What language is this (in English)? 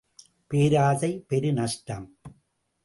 Tamil